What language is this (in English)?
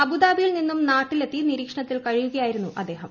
Malayalam